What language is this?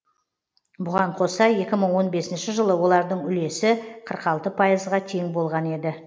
Kazakh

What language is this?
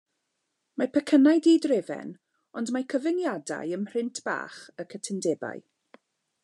Welsh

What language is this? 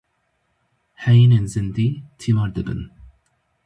Kurdish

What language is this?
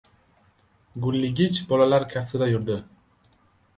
Uzbek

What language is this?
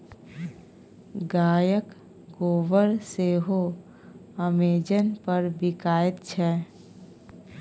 Maithili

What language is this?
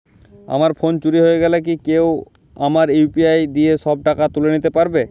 Bangla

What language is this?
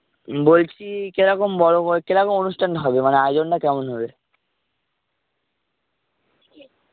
Bangla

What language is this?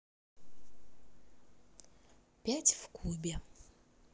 Russian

